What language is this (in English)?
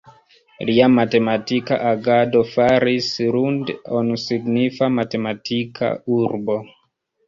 Esperanto